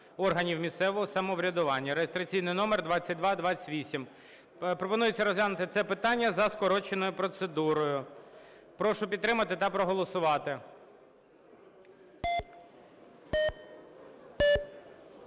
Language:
Ukrainian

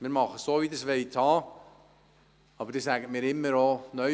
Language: Swiss German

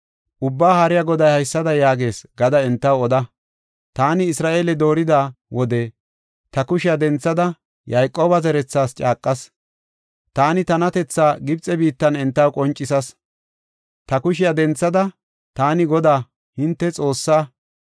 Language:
Gofa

